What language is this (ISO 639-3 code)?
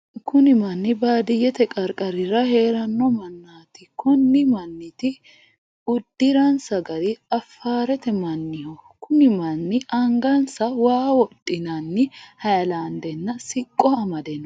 sid